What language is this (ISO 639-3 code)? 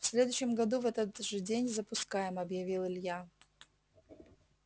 rus